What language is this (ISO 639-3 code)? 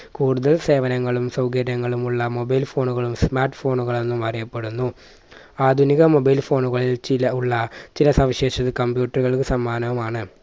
mal